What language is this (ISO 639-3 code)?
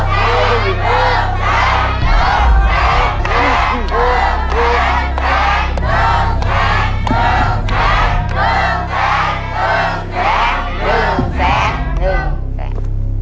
tha